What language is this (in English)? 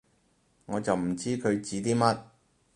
Cantonese